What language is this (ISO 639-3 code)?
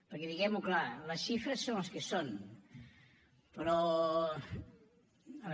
cat